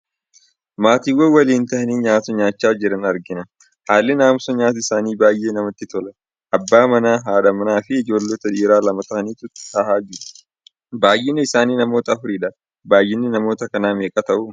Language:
Oromo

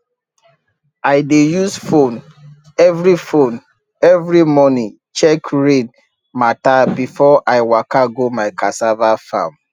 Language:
Nigerian Pidgin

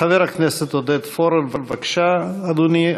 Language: Hebrew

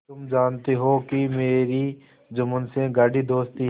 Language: Hindi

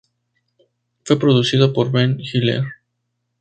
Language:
Spanish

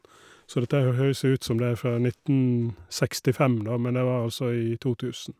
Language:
Norwegian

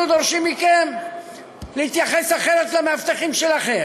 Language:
Hebrew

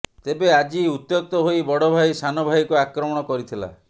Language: Odia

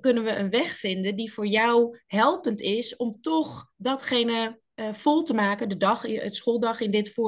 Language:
Dutch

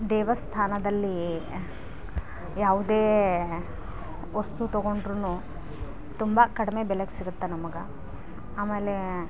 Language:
Kannada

